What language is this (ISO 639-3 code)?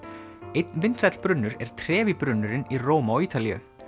isl